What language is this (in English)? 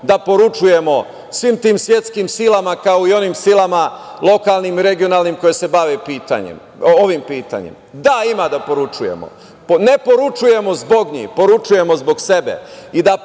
Serbian